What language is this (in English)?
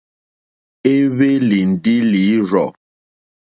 Mokpwe